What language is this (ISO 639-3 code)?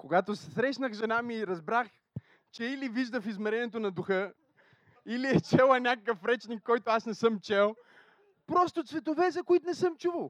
bul